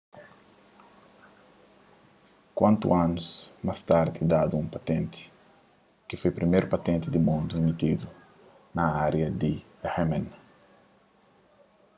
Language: Kabuverdianu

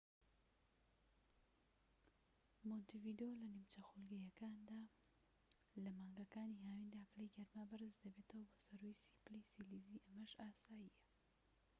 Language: Central Kurdish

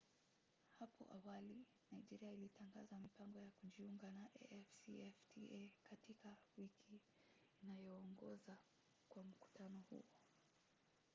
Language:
Swahili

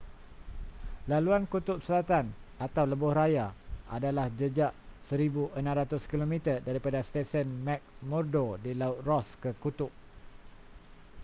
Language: Malay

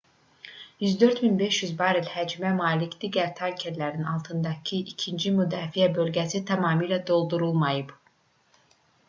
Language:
Azerbaijani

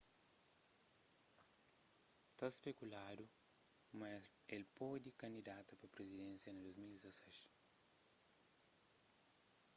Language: Kabuverdianu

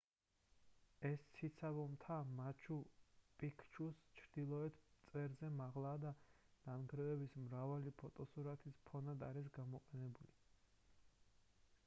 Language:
Georgian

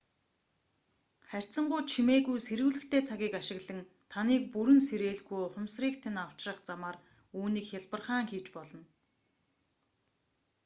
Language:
Mongolian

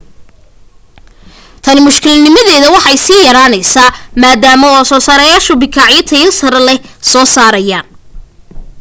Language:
Somali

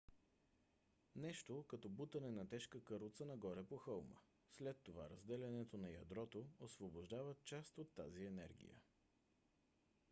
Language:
Bulgarian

